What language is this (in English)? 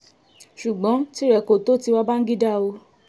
Yoruba